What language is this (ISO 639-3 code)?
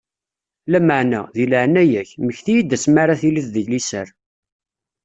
kab